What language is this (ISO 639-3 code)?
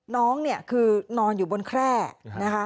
tha